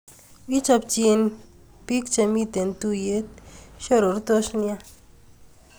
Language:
Kalenjin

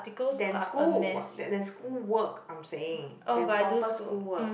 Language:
English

